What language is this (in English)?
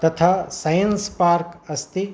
Sanskrit